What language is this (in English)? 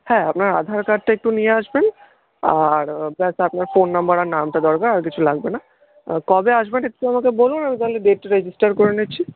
Bangla